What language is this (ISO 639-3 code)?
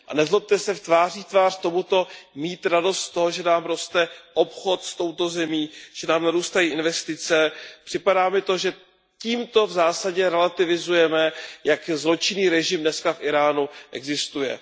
ces